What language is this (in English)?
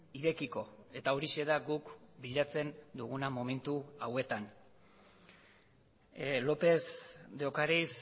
Basque